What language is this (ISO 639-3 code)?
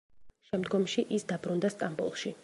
kat